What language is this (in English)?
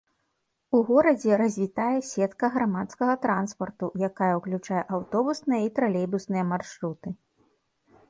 Belarusian